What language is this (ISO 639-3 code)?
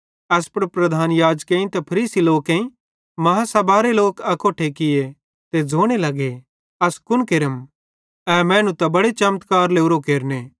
bhd